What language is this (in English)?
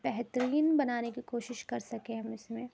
Urdu